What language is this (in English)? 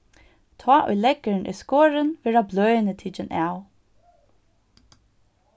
Faroese